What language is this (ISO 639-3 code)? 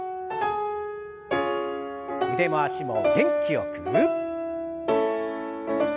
jpn